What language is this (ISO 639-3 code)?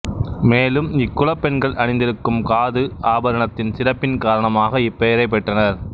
tam